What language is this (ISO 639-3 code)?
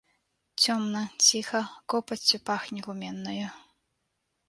bel